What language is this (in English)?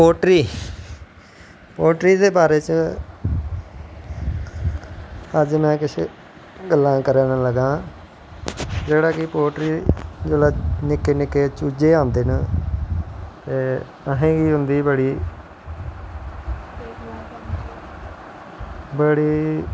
Dogri